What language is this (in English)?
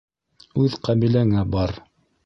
Bashkir